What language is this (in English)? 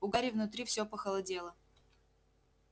Russian